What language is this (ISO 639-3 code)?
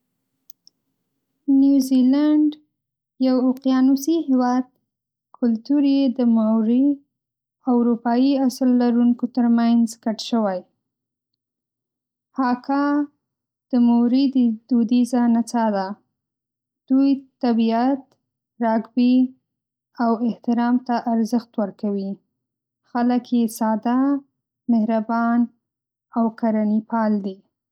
pus